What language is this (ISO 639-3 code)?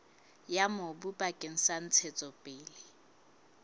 sot